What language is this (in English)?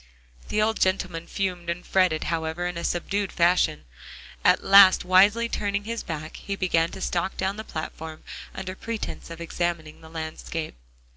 English